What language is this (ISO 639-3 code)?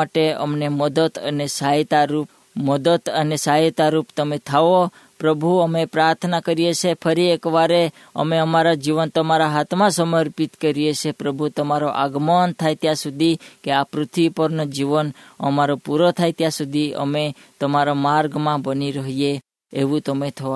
hin